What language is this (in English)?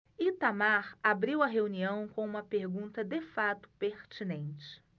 Portuguese